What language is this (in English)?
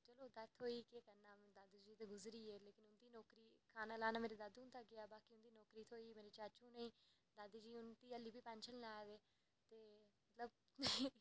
Dogri